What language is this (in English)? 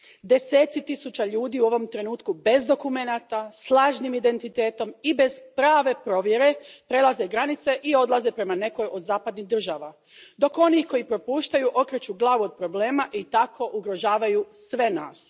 Croatian